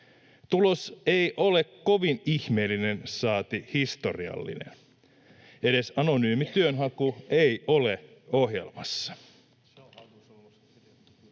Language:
Finnish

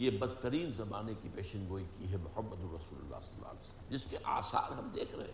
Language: Urdu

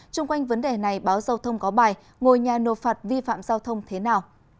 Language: Vietnamese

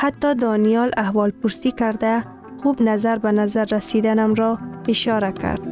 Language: Persian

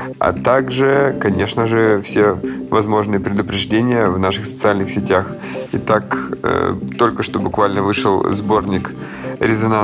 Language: Russian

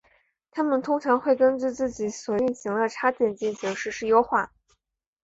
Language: Chinese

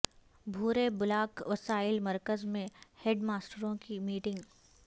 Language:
Urdu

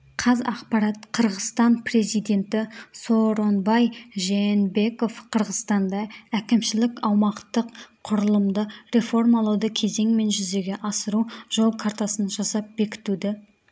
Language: Kazakh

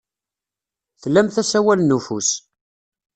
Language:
Kabyle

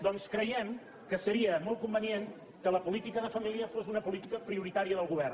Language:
Catalan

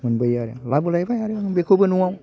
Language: Bodo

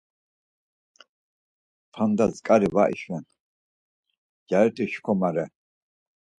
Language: Laz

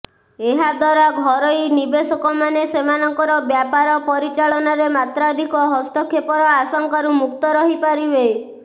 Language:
Odia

